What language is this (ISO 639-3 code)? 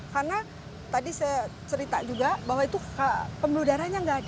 ind